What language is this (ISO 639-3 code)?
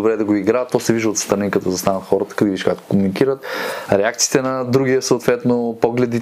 bul